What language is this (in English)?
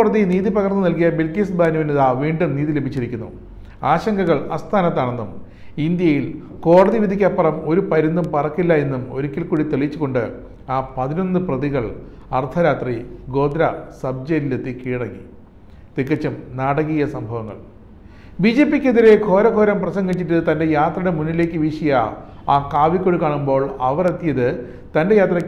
Malayalam